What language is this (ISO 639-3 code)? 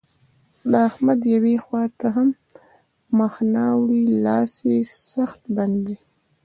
pus